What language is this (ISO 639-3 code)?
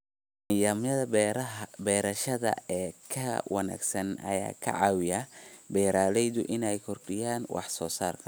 som